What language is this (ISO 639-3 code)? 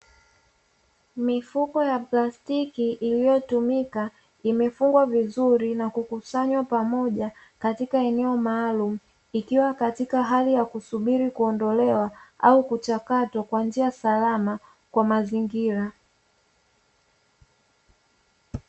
swa